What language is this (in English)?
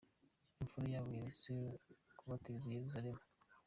Kinyarwanda